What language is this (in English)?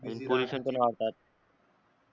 Marathi